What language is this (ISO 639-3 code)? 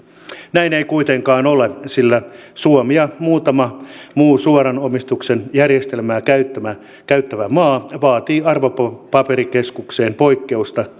fin